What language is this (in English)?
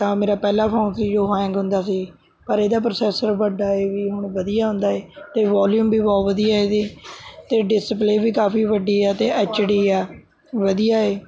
Punjabi